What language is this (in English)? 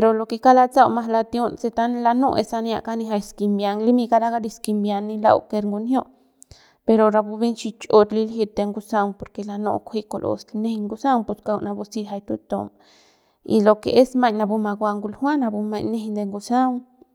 Central Pame